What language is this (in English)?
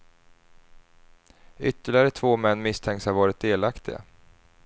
Swedish